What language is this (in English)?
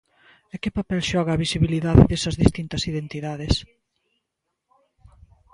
Galician